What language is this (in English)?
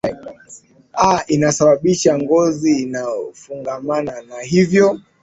Swahili